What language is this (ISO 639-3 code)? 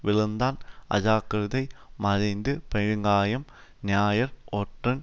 tam